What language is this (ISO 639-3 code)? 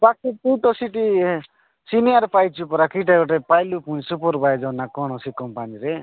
ori